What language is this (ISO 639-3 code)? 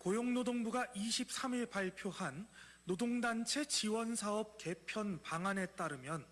kor